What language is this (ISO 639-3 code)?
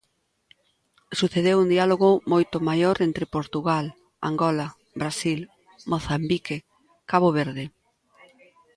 glg